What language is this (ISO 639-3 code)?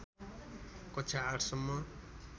nep